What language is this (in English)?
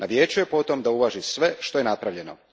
Croatian